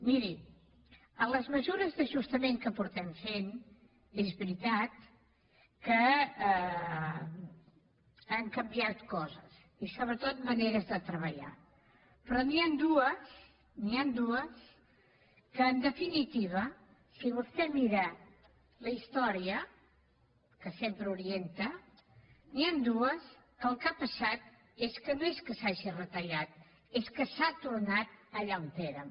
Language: Catalan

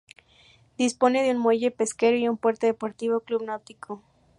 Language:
Spanish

